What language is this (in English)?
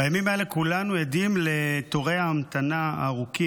Hebrew